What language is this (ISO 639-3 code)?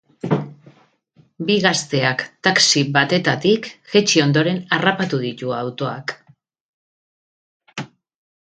eus